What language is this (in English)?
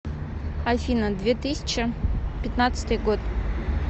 Russian